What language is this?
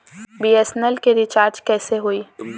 Bhojpuri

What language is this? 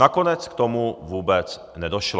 Czech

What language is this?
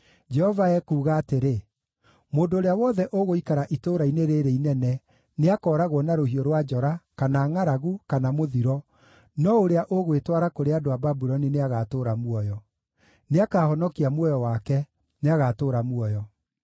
Kikuyu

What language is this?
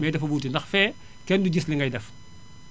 Wolof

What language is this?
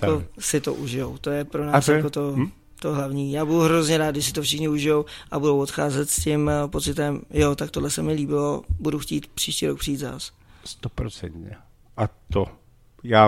Czech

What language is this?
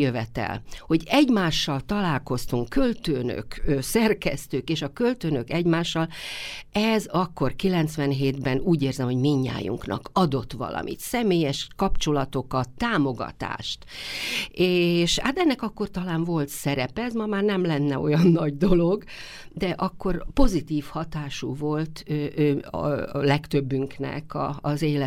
Hungarian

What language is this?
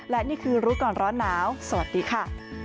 Thai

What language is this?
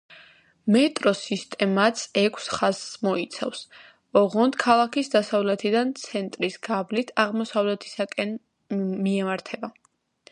Georgian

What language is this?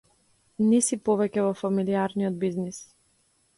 Macedonian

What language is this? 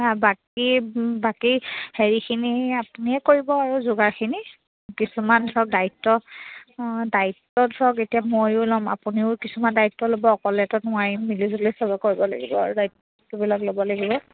Assamese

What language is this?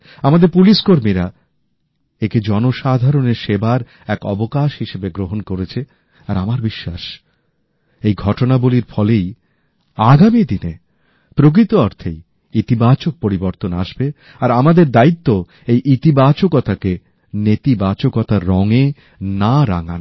Bangla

